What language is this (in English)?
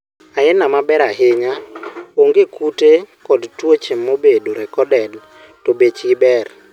Luo (Kenya and Tanzania)